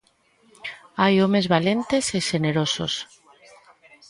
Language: Galician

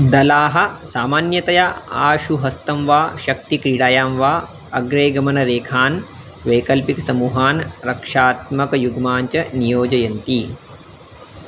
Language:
Sanskrit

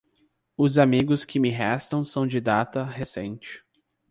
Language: Portuguese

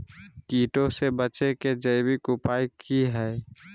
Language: Magahi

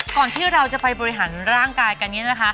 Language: Thai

